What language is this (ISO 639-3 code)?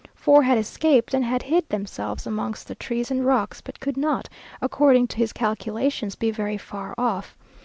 eng